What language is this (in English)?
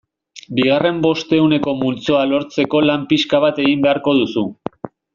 Basque